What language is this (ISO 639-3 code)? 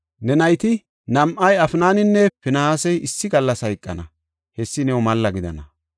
gof